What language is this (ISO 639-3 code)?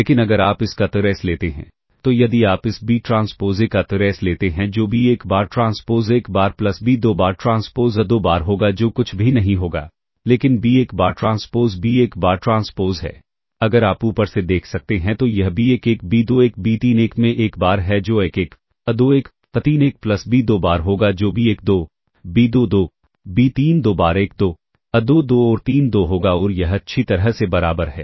hin